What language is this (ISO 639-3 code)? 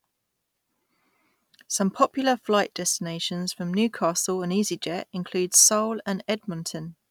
eng